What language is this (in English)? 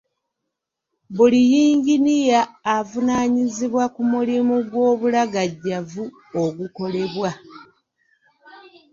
Ganda